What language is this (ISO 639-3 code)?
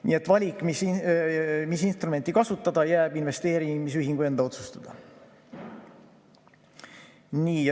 est